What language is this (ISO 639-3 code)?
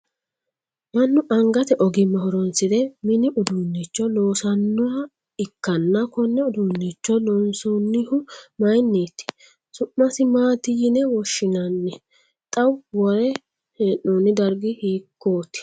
sid